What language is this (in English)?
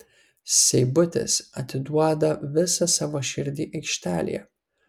Lithuanian